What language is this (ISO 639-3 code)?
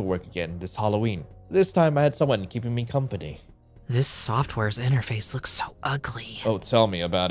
eng